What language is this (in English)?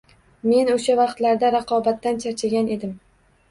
Uzbek